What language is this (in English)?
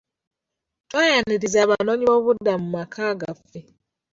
Ganda